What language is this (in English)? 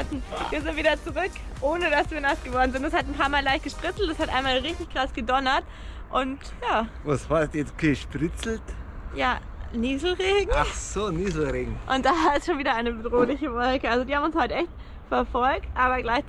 German